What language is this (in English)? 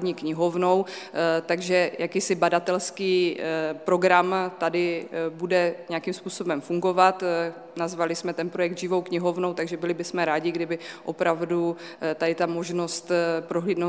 Czech